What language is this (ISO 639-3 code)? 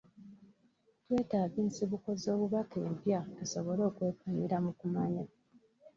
lug